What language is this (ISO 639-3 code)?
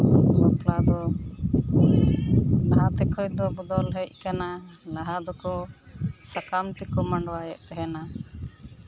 sat